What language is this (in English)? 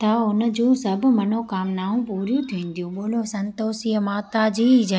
Sindhi